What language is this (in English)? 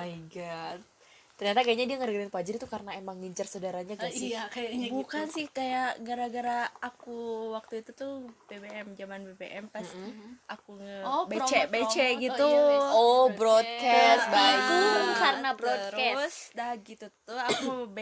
Indonesian